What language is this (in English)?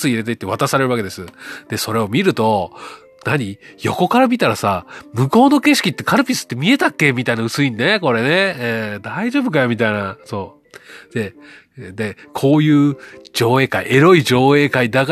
Japanese